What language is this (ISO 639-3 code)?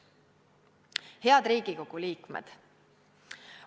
est